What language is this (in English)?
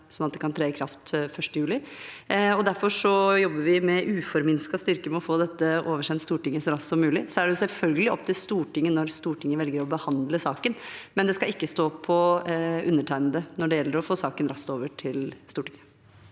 Norwegian